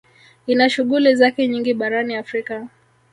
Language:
Swahili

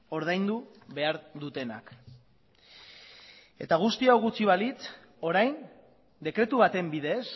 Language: Basque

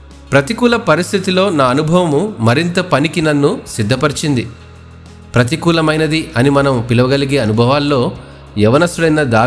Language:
Telugu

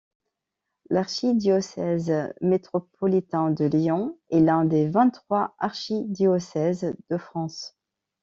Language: French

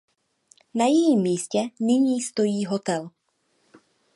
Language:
Czech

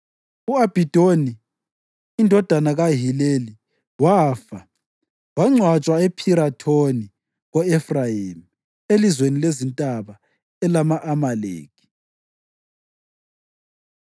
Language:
North Ndebele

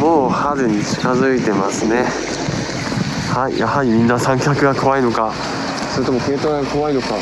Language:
Japanese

